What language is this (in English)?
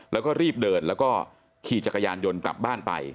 Thai